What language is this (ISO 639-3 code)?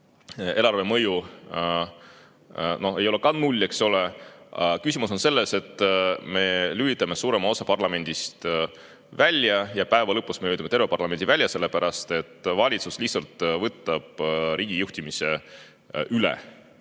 est